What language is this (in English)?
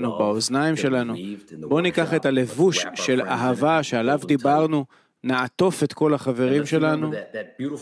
Hebrew